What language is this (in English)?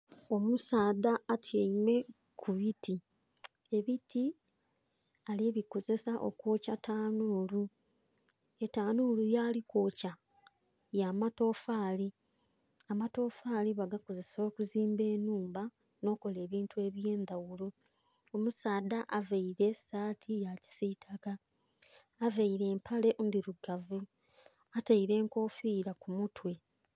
Soga